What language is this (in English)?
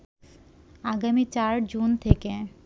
Bangla